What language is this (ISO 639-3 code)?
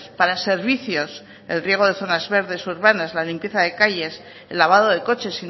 spa